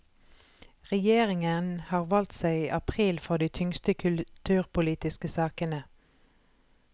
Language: Norwegian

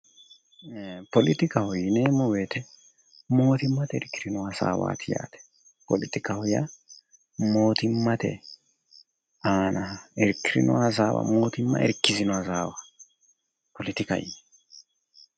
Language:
Sidamo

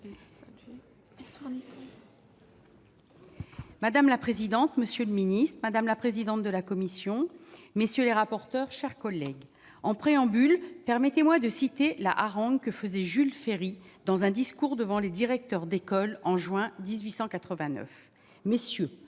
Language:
French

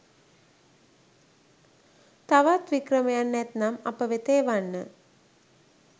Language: Sinhala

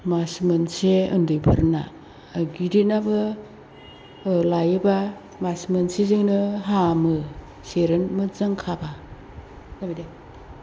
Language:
Bodo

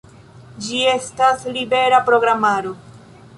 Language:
Esperanto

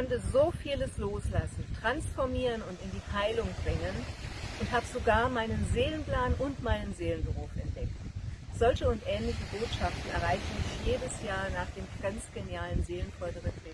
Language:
German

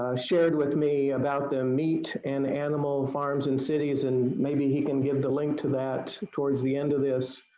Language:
English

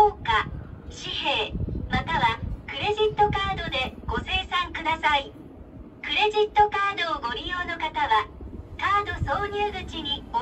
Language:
Japanese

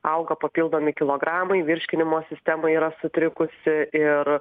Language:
Lithuanian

